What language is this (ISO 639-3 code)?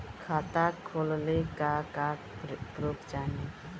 bho